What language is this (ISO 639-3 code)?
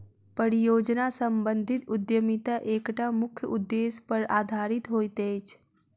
mai